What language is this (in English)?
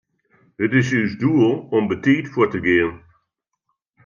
Western Frisian